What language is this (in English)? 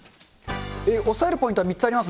Japanese